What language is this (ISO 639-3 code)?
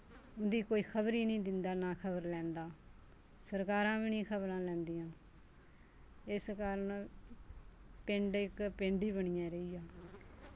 doi